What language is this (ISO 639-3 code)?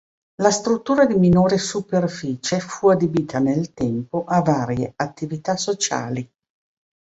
ita